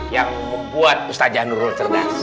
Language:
Indonesian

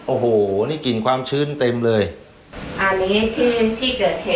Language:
Thai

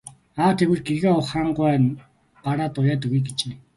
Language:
Mongolian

